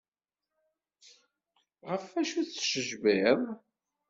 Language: Kabyle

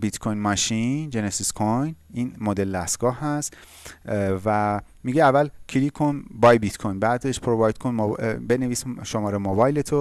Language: Persian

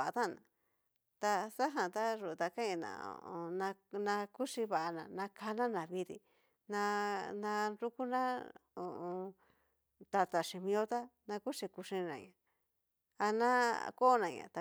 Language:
Cacaloxtepec Mixtec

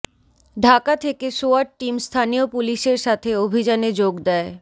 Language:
Bangla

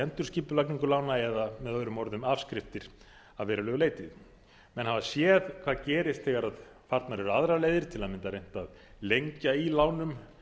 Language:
Icelandic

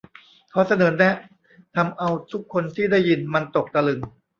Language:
Thai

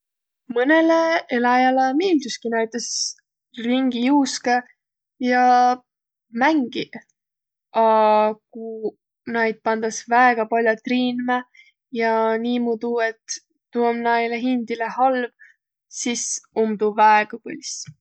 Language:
Võro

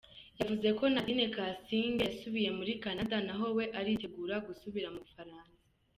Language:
Kinyarwanda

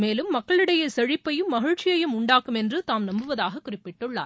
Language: Tamil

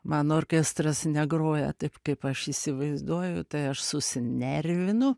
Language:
Lithuanian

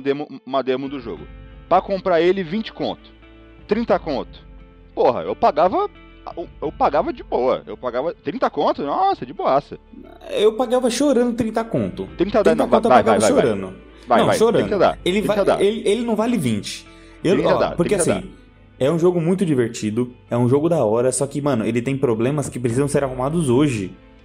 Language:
Portuguese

